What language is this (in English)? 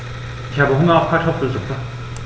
German